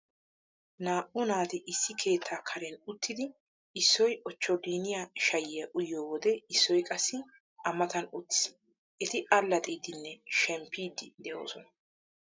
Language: Wolaytta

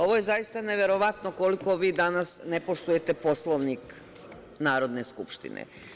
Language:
Serbian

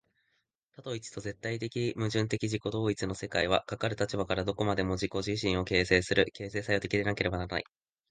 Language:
Japanese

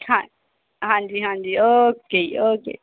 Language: Punjabi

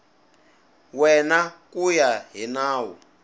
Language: Tsonga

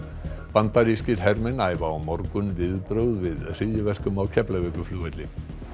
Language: Icelandic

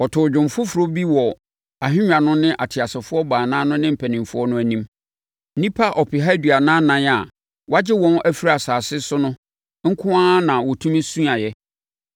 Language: Akan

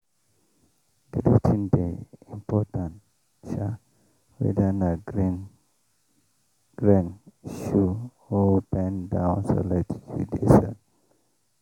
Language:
Nigerian Pidgin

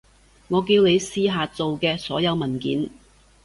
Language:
Cantonese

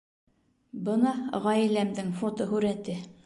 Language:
Bashkir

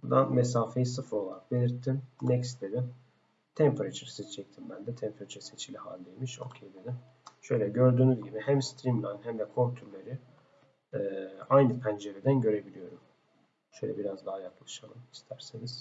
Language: Turkish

